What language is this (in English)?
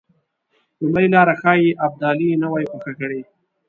Pashto